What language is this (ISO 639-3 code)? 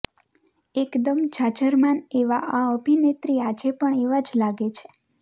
guj